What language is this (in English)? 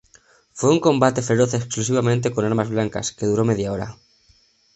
Spanish